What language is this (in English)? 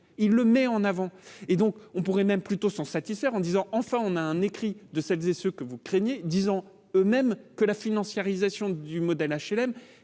French